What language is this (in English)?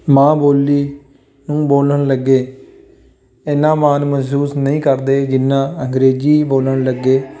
Punjabi